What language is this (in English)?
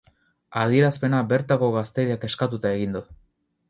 Basque